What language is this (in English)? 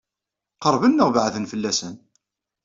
Kabyle